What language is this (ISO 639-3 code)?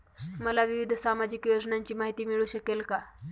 mar